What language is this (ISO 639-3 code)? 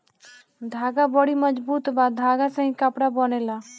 bho